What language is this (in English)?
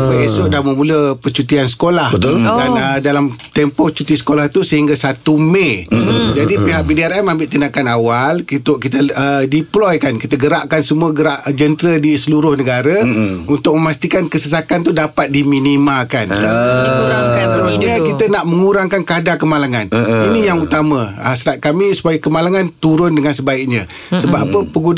Malay